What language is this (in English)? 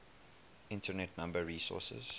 English